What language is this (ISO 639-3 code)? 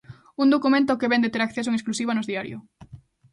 glg